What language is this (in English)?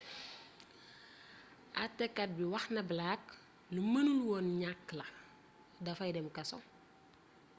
Wolof